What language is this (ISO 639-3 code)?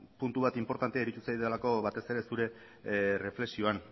eus